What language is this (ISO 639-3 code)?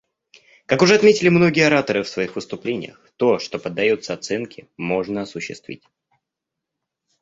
rus